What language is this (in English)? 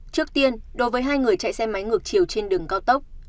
Vietnamese